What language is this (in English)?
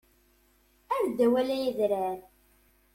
Kabyle